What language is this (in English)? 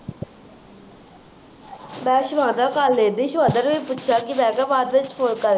Punjabi